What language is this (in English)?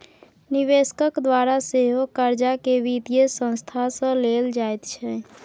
Maithili